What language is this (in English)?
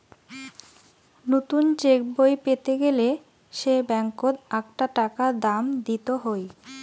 Bangla